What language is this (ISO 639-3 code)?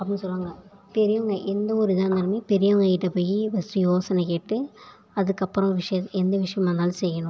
tam